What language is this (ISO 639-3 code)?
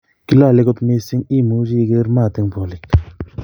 kln